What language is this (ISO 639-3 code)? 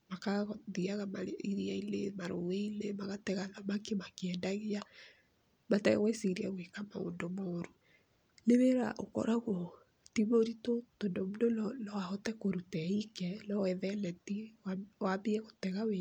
kik